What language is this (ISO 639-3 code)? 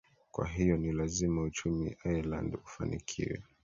swa